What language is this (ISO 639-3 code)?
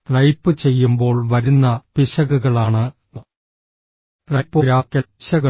mal